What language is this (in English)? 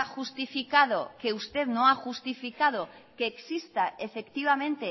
Spanish